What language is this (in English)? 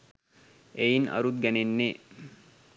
Sinhala